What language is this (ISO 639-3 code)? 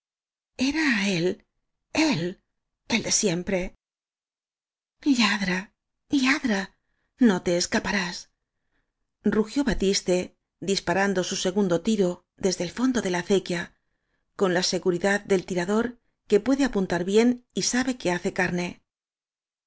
spa